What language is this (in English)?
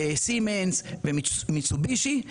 Hebrew